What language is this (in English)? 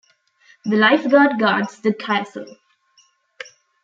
English